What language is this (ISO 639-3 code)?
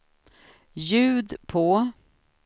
swe